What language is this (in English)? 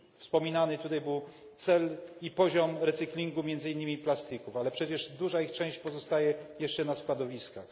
Polish